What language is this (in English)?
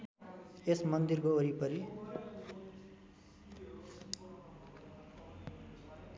Nepali